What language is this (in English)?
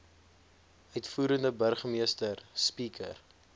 Afrikaans